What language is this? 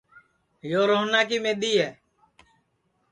Sansi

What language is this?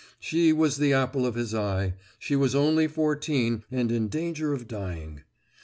English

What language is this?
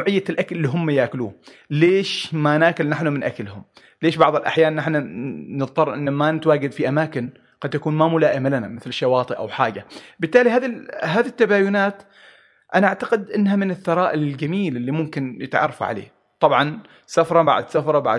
Arabic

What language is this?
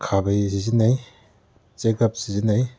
Manipuri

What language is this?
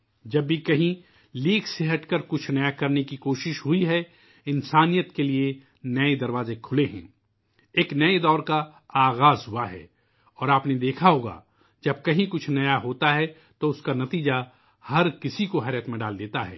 Urdu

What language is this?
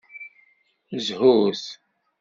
Kabyle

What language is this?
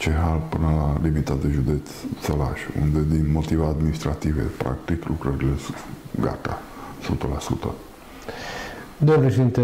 Romanian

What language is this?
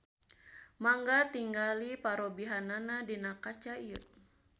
Sundanese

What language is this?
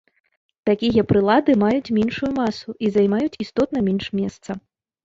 Belarusian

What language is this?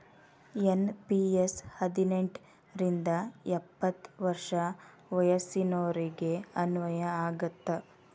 Kannada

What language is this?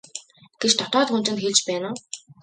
Mongolian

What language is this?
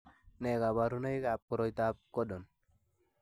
Kalenjin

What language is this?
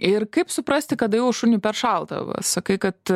Lithuanian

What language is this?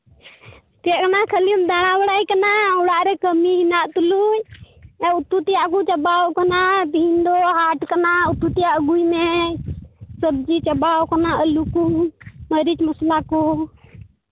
Santali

